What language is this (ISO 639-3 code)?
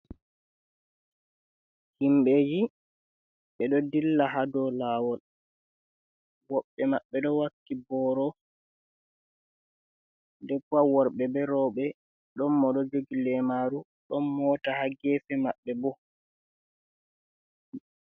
ful